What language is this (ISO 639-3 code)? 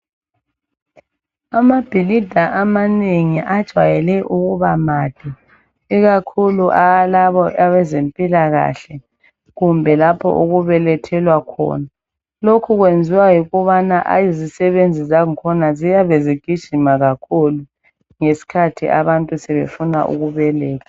nde